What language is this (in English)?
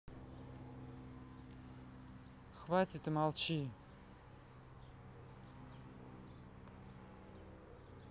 Russian